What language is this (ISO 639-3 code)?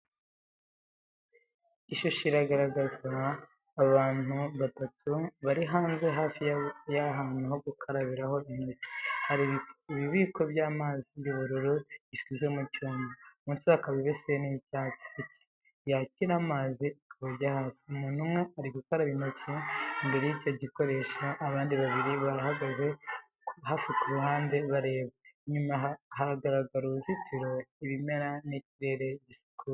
kin